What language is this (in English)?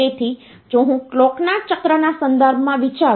Gujarati